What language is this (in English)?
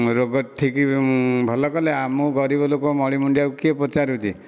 Odia